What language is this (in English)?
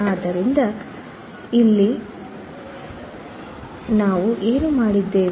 Kannada